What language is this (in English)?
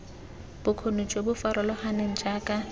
Tswana